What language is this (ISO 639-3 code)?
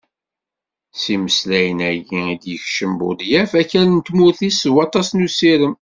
kab